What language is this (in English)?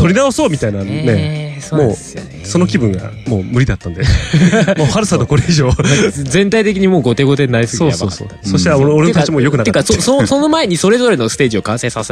Japanese